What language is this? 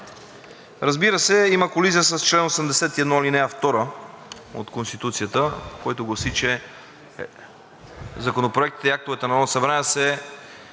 Bulgarian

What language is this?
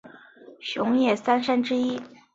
Chinese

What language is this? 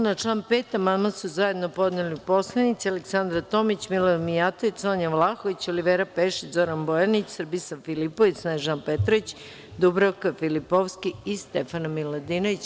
Serbian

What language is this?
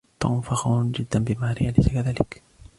Arabic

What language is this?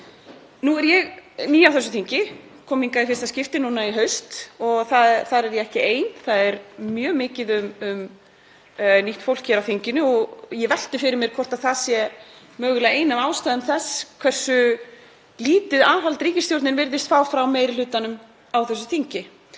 Icelandic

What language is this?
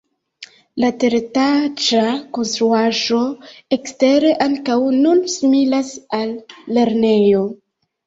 Esperanto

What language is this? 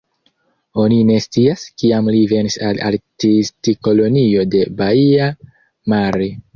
Esperanto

